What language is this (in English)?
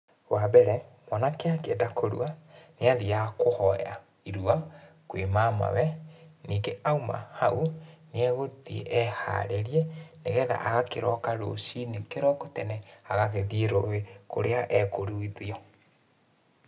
Kikuyu